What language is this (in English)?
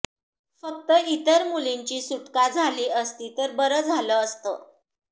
Marathi